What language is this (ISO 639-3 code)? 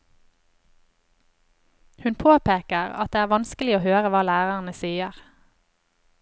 nor